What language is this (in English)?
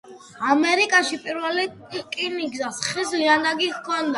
Georgian